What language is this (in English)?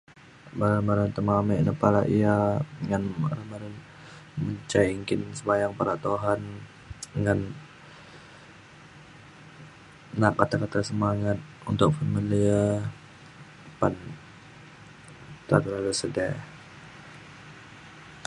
Mainstream Kenyah